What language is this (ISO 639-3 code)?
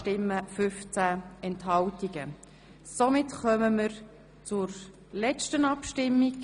gsw